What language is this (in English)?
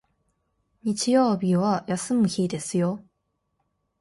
Japanese